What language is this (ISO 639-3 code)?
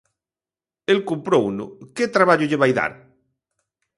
glg